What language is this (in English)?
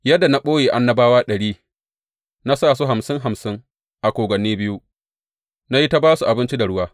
Hausa